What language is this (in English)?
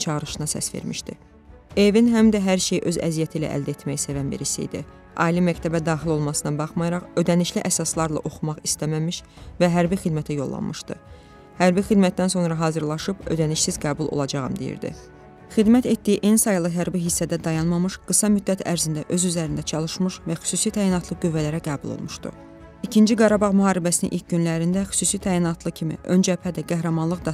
Turkish